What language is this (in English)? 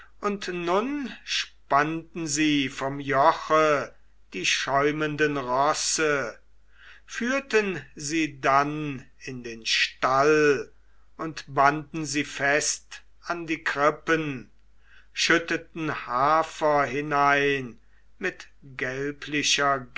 German